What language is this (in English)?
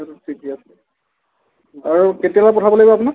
Assamese